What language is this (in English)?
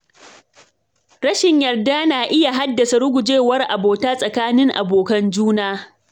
Hausa